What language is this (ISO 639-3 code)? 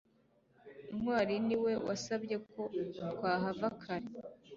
kin